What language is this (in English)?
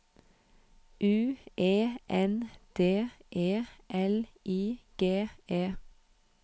Norwegian